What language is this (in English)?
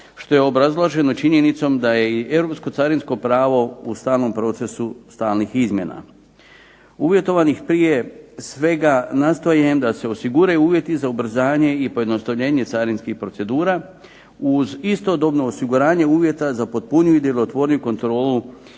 Croatian